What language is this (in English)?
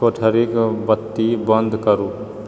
Maithili